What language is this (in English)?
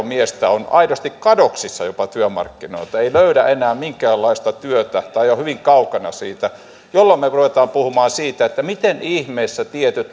Finnish